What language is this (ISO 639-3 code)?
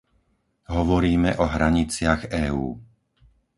slk